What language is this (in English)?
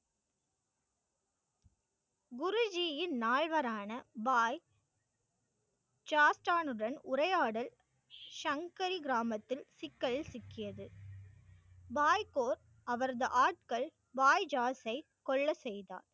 Tamil